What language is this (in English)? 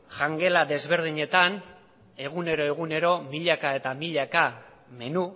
Basque